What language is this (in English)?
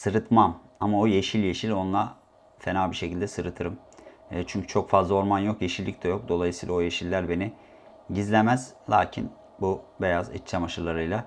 Turkish